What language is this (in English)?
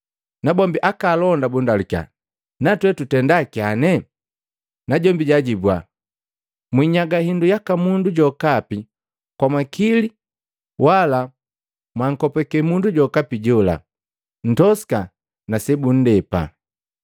Matengo